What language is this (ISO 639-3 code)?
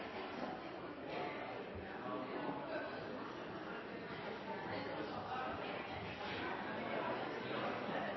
nob